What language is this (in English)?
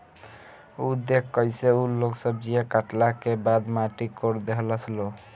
Bhojpuri